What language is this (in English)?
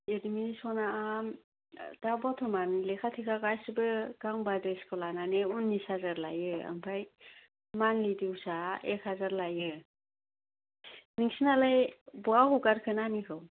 Bodo